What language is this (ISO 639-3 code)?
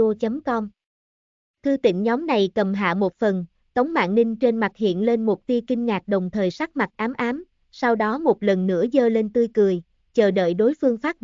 vie